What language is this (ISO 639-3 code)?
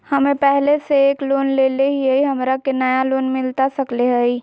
mag